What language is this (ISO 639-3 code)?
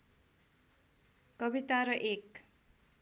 nep